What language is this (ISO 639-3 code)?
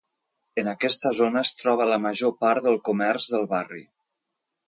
cat